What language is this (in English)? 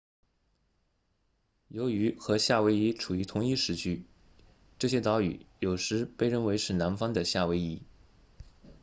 Chinese